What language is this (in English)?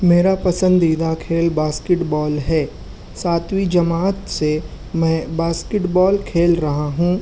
Urdu